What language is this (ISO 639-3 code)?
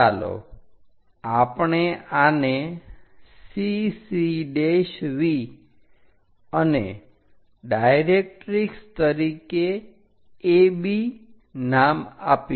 guj